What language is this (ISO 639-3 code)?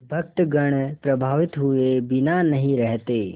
hin